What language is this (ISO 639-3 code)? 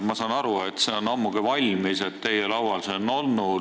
est